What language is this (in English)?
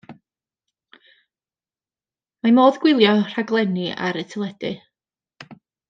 Welsh